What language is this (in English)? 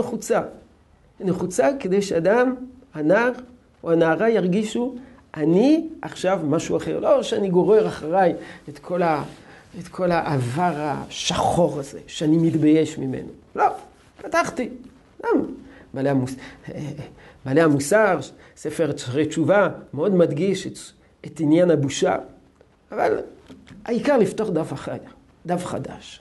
Hebrew